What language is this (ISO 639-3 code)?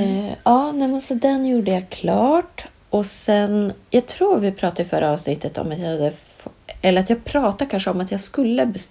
swe